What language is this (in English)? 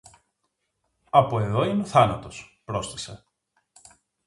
Greek